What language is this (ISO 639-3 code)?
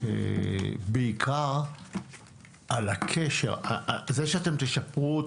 heb